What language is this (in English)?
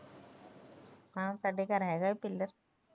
Punjabi